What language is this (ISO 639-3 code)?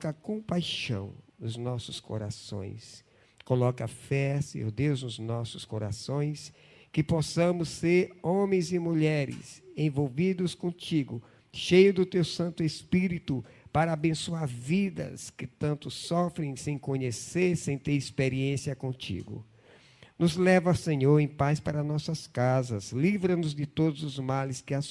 por